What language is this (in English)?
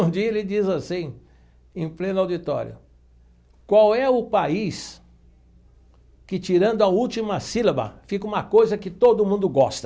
Portuguese